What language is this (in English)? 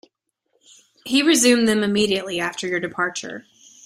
English